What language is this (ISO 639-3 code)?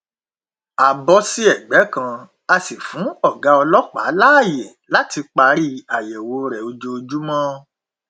yor